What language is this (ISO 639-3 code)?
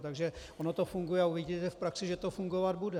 ces